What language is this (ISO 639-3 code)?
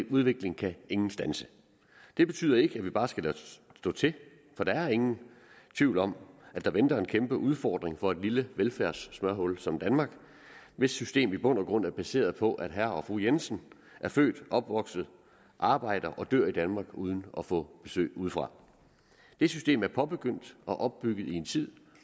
dan